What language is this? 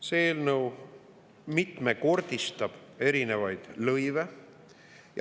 Estonian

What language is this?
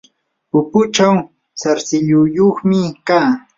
Yanahuanca Pasco Quechua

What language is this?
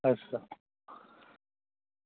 Dogri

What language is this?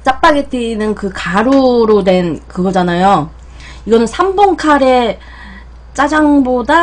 Korean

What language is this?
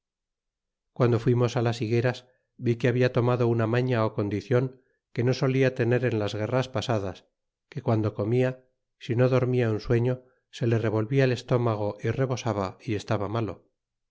Spanish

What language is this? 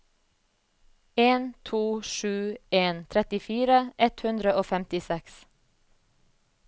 Norwegian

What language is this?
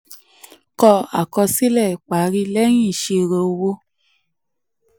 Yoruba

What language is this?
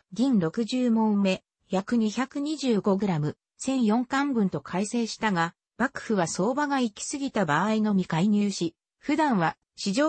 Japanese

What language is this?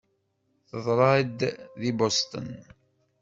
Kabyle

